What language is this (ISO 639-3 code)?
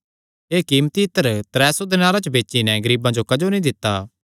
xnr